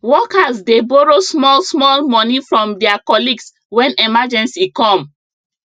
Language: Nigerian Pidgin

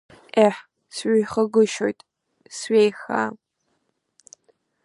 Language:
Abkhazian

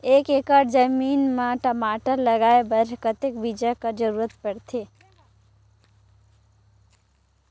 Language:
Chhattisgarhi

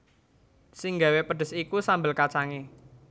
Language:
Javanese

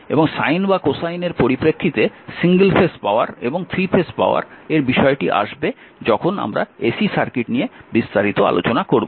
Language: Bangla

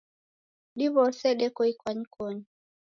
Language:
Taita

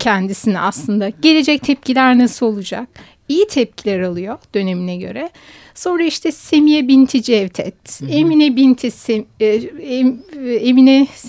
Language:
Turkish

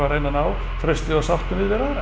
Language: Icelandic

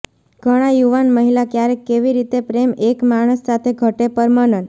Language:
Gujarati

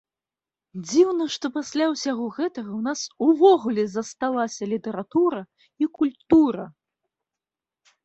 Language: Belarusian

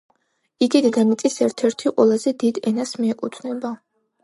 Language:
Georgian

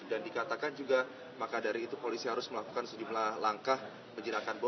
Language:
Indonesian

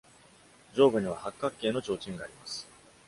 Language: Japanese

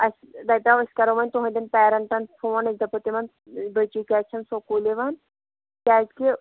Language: Kashmiri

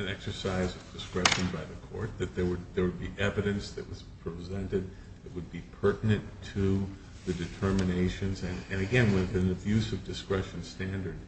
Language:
English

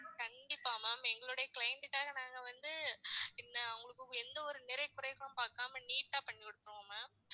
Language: Tamil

